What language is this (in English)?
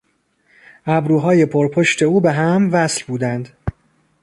Persian